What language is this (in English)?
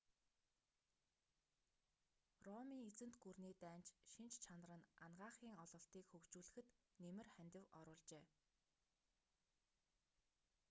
Mongolian